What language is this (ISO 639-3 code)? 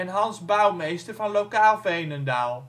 nld